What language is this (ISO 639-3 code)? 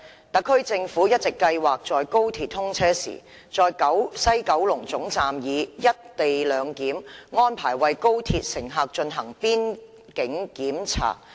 yue